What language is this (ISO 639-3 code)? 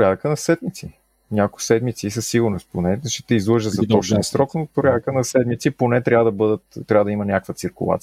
bul